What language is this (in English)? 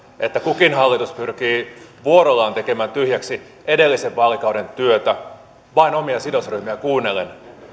Finnish